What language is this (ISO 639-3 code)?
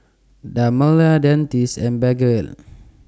eng